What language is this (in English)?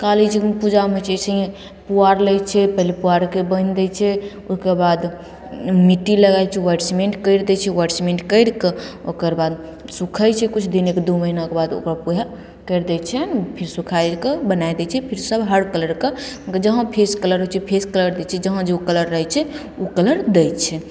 Maithili